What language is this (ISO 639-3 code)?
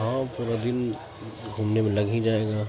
urd